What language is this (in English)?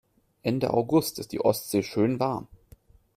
German